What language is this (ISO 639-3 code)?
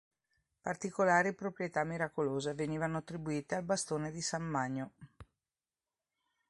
ita